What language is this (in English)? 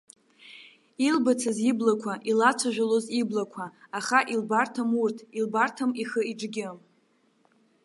Abkhazian